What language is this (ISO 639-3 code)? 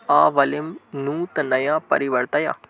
san